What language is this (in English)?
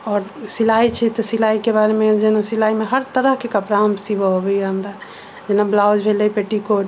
Maithili